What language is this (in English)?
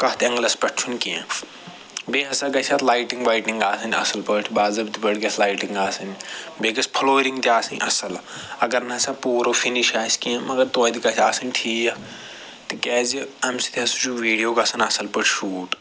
Kashmiri